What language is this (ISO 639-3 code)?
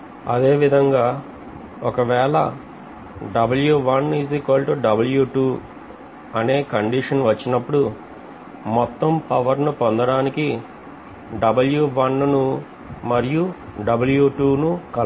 tel